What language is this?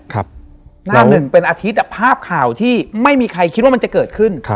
Thai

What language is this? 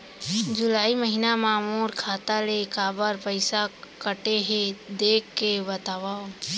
Chhattisgarhi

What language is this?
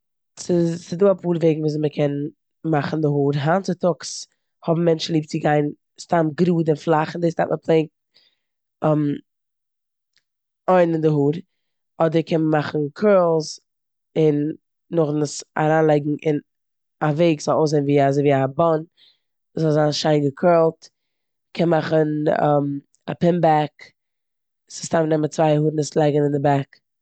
Yiddish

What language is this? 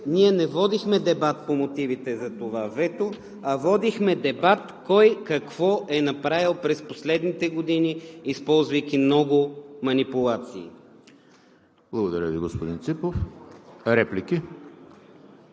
Bulgarian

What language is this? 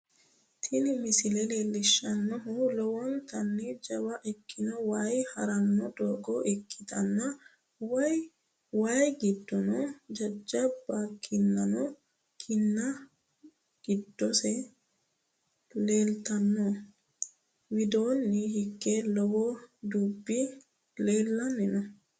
Sidamo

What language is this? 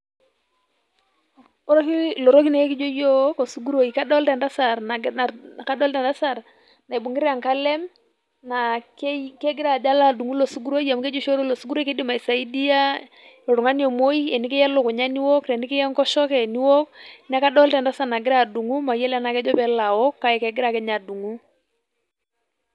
Masai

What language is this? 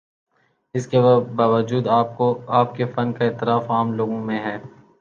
Urdu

